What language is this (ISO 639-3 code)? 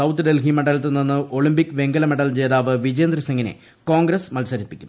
mal